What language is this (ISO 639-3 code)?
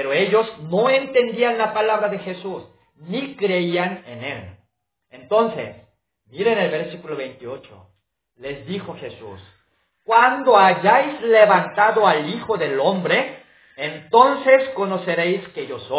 spa